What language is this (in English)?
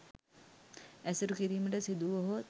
Sinhala